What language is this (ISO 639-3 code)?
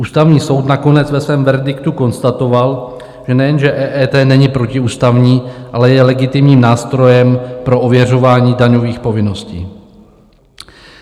ces